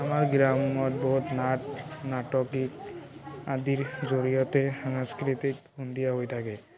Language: Assamese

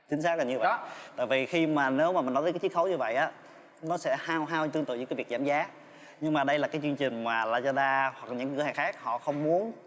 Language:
Vietnamese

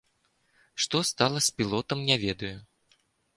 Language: Belarusian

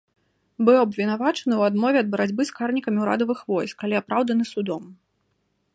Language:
Belarusian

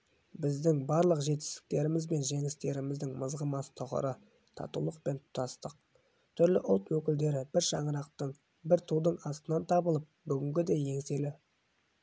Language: Kazakh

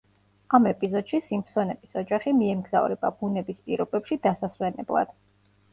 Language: Georgian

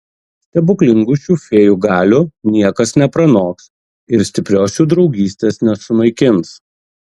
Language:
Lithuanian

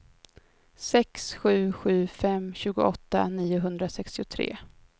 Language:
Swedish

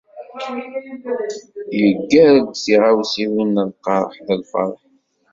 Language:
Kabyle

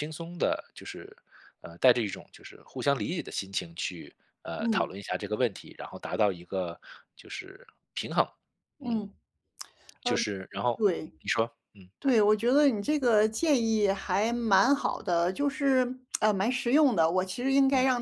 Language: Chinese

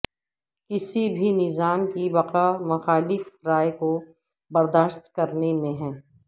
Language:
Urdu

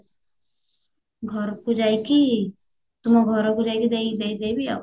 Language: Odia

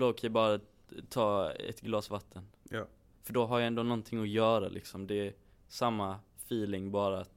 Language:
Swedish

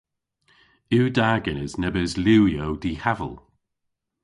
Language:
Cornish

